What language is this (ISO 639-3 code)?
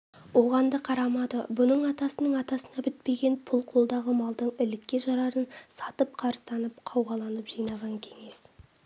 kaz